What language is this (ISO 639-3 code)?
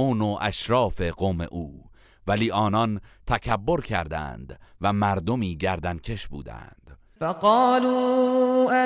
fas